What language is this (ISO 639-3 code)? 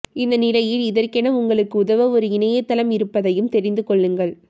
tam